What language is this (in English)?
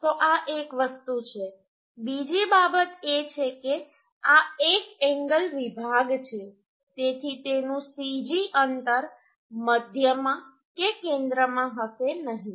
Gujarati